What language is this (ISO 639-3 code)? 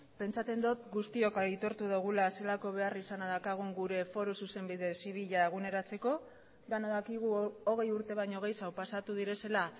eus